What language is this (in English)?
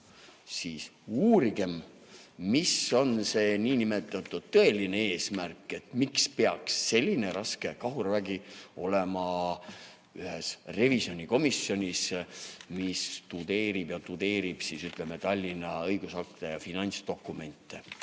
Estonian